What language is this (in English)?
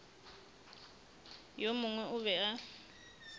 Northern Sotho